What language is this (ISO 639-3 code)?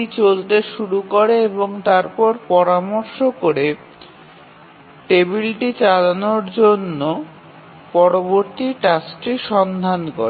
ben